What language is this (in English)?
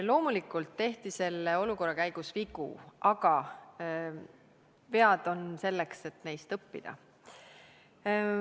Estonian